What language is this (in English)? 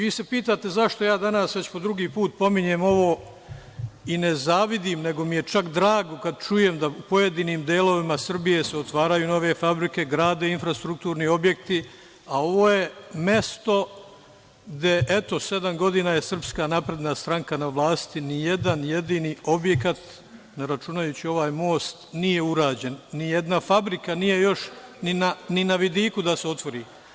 Serbian